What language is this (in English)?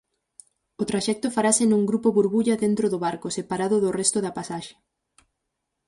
Galician